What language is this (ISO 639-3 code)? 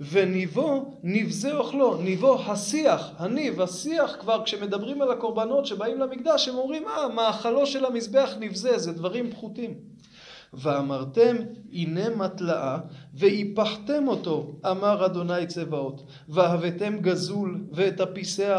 heb